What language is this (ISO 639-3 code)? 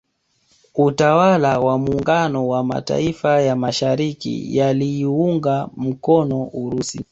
swa